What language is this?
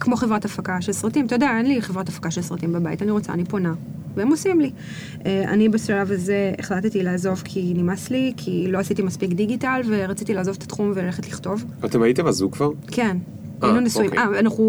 Hebrew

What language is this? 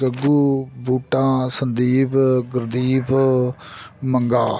Punjabi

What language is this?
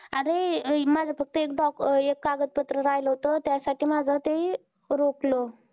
Marathi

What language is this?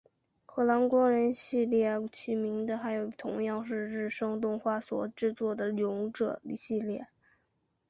Chinese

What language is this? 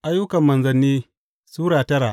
Hausa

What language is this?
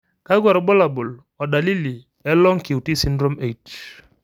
Masai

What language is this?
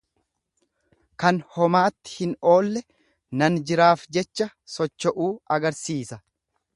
Oromo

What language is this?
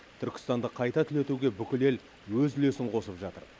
Kazakh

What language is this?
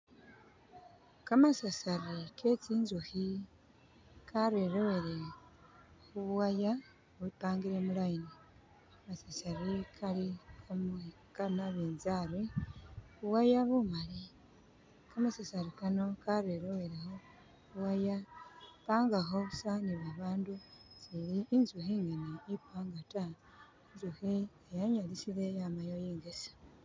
Masaaba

